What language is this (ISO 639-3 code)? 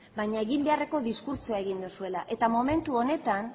eus